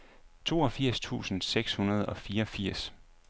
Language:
Danish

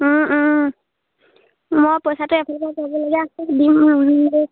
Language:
Assamese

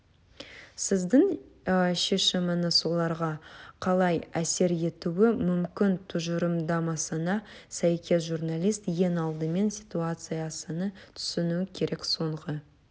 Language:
Kazakh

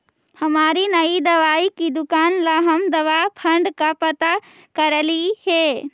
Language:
Magahi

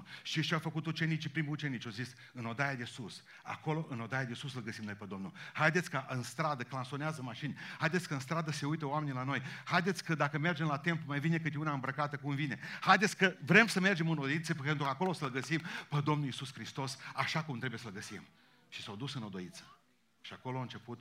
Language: Romanian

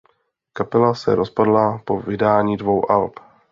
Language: Czech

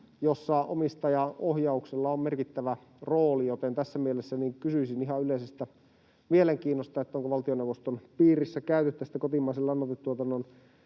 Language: Finnish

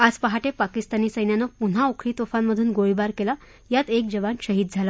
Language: Marathi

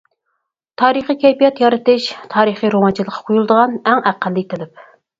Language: Uyghur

